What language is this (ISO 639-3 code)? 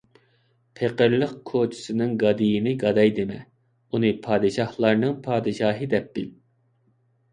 uig